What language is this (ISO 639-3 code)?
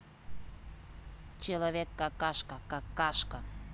rus